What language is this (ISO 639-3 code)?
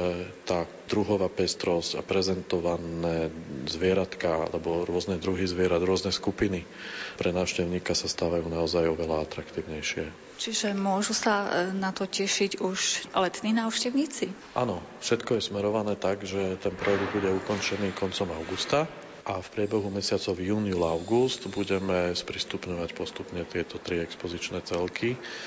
slk